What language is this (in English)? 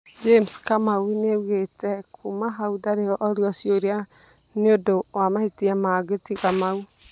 Kikuyu